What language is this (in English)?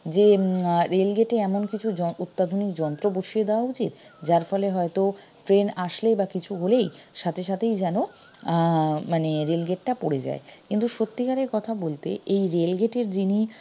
Bangla